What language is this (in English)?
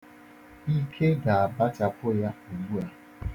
Igbo